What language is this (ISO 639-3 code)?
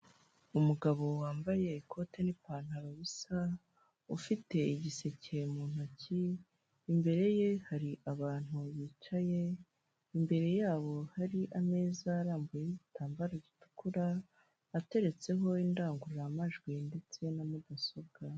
kin